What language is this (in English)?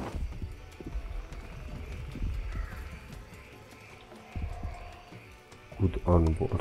Polish